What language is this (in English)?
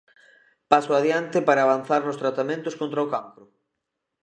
Galician